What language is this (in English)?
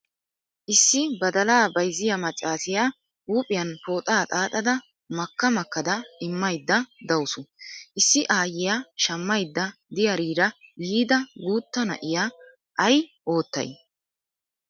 Wolaytta